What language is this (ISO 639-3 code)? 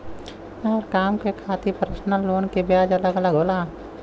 bho